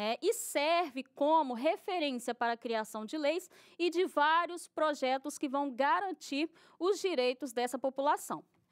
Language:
Portuguese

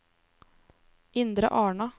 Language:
Norwegian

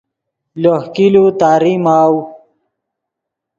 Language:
Yidgha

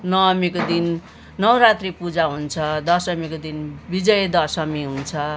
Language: Nepali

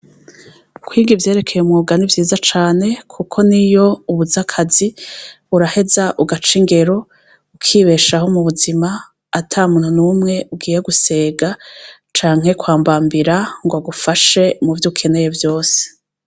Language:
Rundi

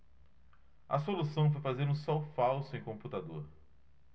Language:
Portuguese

